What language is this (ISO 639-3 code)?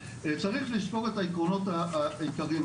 heb